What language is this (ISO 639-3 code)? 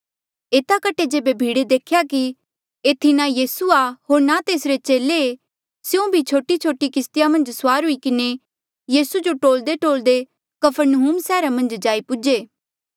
mjl